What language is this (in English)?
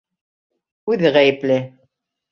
Bashkir